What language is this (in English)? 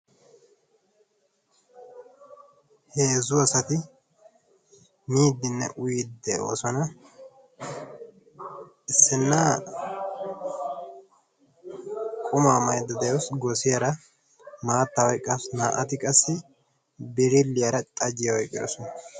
Wolaytta